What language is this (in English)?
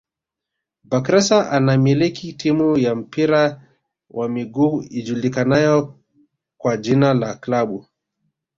Swahili